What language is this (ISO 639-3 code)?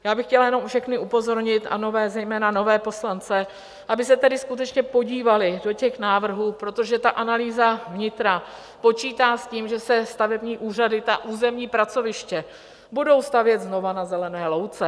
ces